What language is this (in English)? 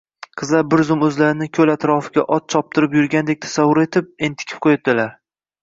Uzbek